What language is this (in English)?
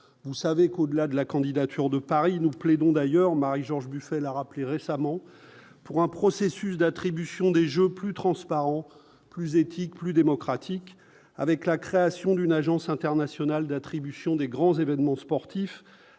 French